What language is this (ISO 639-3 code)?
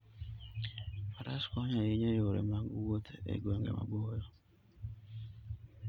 luo